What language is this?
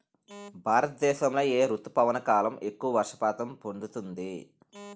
Telugu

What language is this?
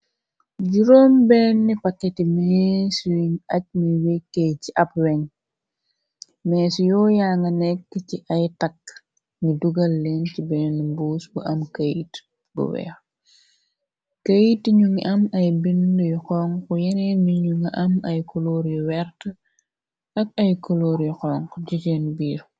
Wolof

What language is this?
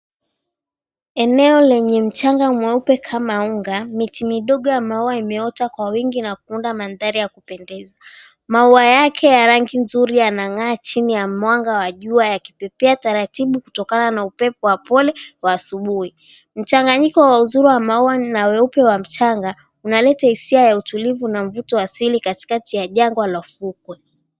Swahili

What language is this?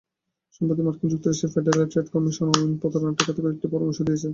Bangla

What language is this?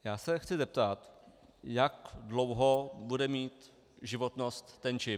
Czech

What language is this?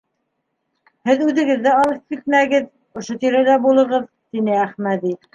Bashkir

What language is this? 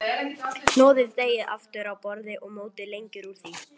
Icelandic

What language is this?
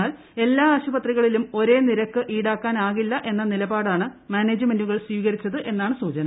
Malayalam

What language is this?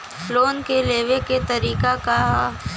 Bhojpuri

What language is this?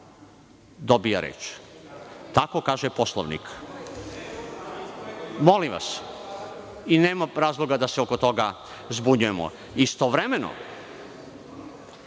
Serbian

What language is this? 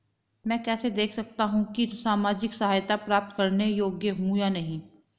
Hindi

